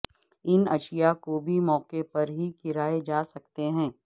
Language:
Urdu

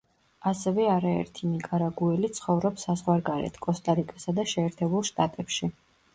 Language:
Georgian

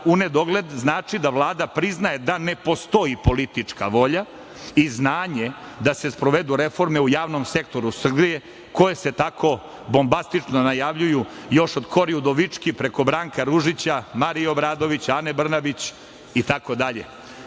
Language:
Serbian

